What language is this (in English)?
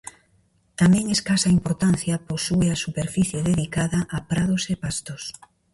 Galician